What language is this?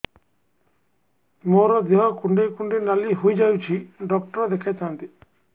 Odia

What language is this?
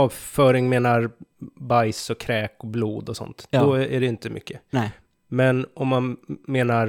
Swedish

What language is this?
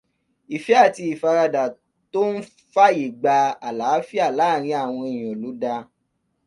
Yoruba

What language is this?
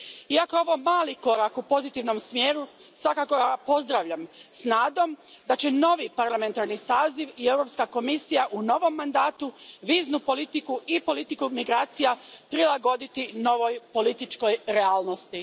Croatian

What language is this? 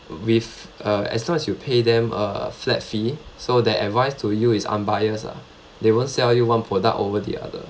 English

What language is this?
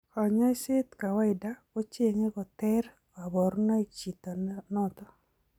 Kalenjin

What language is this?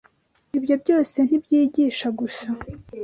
Kinyarwanda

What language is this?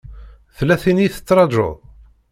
Kabyle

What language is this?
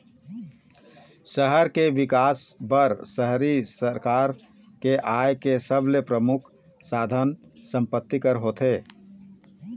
Chhattisgarhi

